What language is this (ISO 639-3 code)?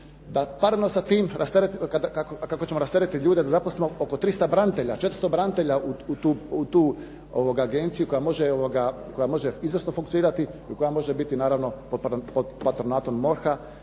hrv